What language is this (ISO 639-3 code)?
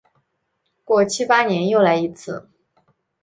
zho